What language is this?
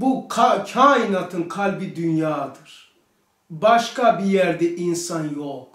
Turkish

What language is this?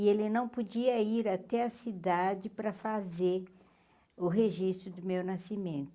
Portuguese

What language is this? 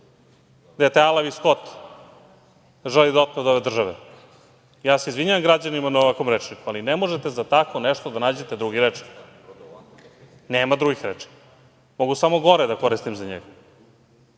Serbian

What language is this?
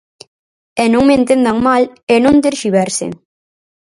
Galician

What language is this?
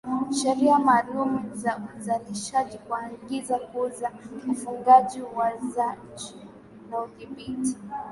Swahili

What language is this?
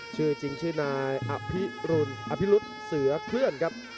Thai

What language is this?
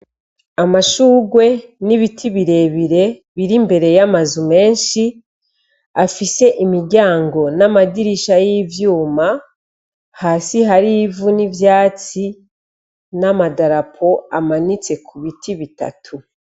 Rundi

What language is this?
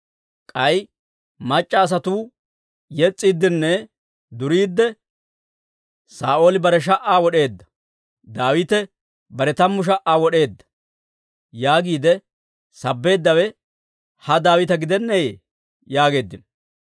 Dawro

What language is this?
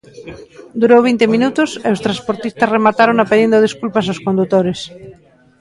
Galician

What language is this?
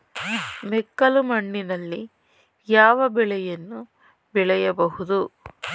Kannada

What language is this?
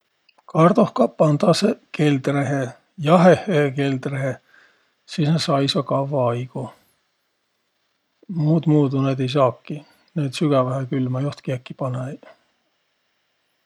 Võro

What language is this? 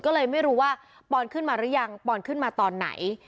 Thai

